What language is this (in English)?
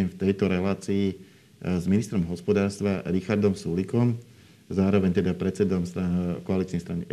Slovak